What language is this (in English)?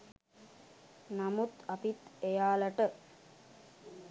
Sinhala